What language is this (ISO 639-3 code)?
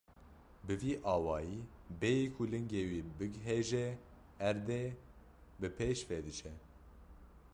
kur